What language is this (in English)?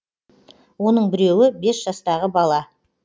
Kazakh